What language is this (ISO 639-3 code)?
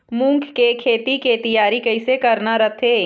hne